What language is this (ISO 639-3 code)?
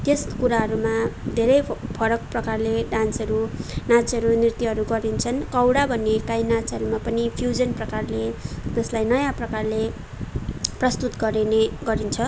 nep